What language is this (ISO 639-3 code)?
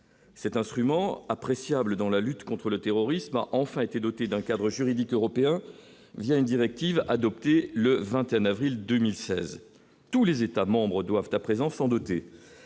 fra